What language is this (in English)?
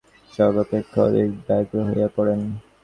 Bangla